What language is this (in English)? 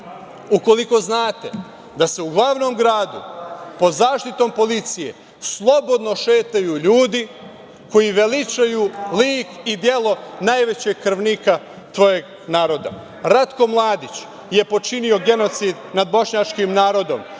Serbian